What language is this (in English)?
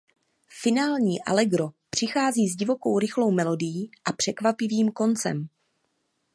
Czech